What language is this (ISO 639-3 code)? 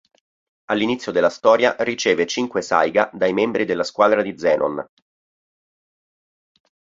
ita